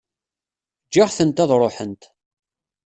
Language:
Kabyle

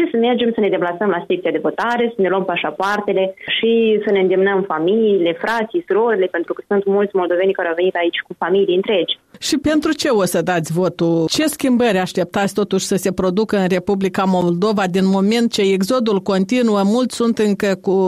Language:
Romanian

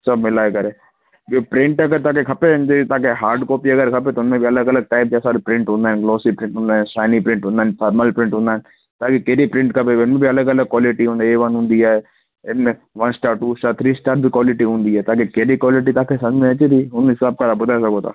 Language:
Sindhi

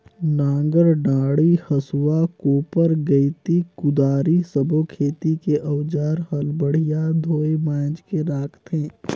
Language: Chhattisgarhi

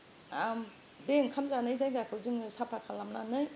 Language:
Bodo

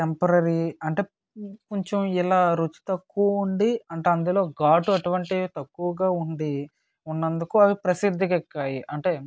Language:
Telugu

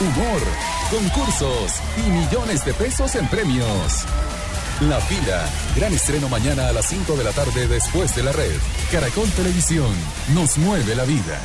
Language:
Spanish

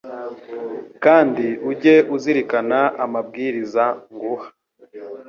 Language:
Kinyarwanda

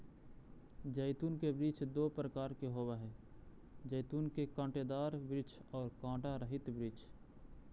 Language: Magahi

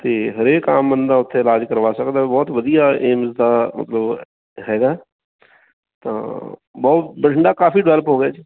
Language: Punjabi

